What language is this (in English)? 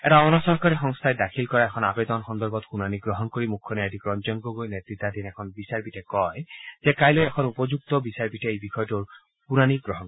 Assamese